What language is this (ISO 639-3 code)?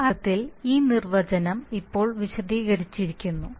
mal